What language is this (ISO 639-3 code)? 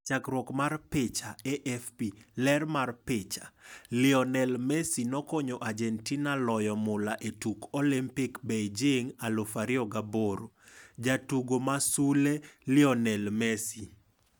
luo